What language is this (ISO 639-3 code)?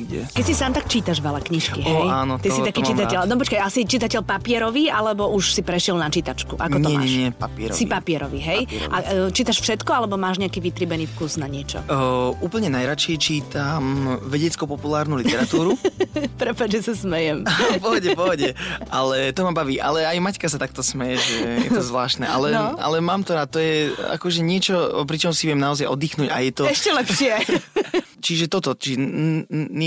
slk